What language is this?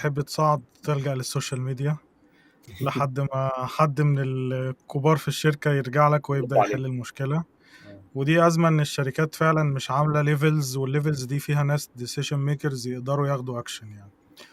Arabic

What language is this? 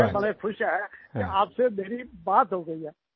Hindi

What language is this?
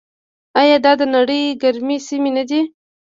Pashto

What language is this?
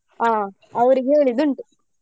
Kannada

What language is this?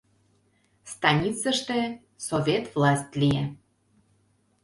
Mari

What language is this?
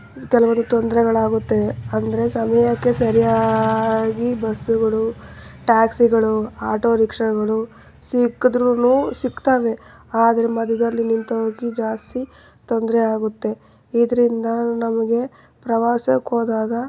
Kannada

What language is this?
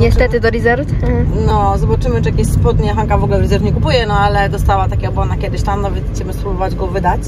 Polish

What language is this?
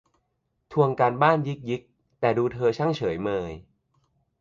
Thai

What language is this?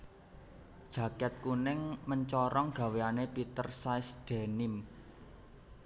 Javanese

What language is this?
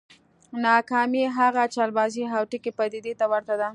Pashto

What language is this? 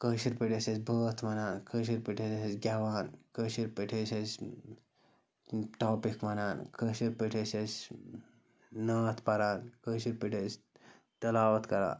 Kashmiri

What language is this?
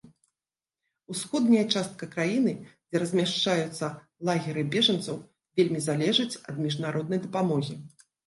Belarusian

